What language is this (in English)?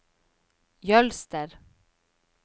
Norwegian